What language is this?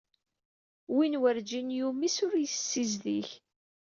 Kabyle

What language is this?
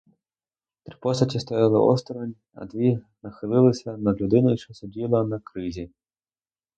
Ukrainian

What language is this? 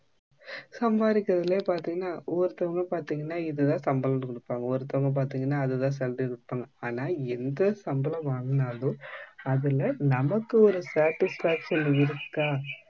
Tamil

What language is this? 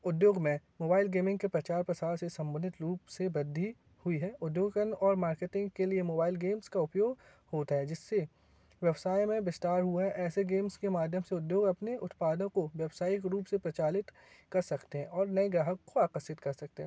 Hindi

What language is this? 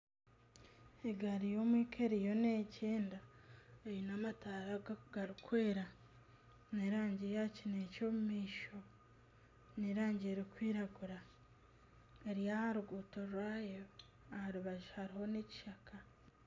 Nyankole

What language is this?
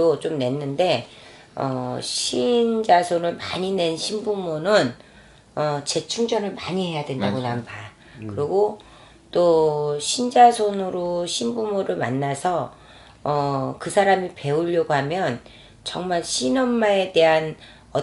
Korean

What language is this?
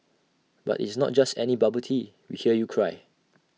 English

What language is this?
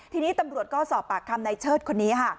Thai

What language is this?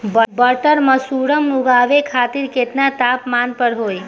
Bhojpuri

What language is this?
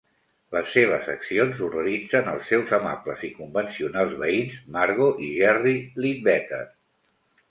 Catalan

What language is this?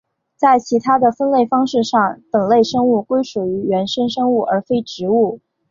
Chinese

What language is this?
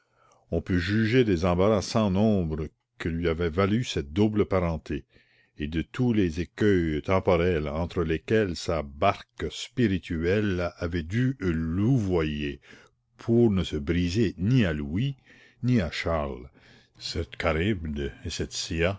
French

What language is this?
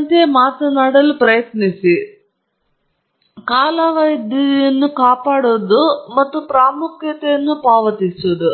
Kannada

